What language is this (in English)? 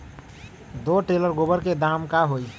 Magahi